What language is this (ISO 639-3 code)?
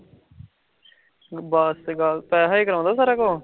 pan